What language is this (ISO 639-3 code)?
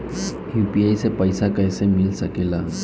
bho